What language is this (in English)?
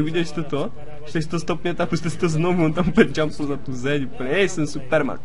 Czech